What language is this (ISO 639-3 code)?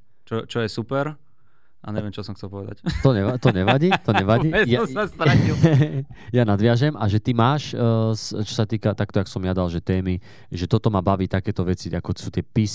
slk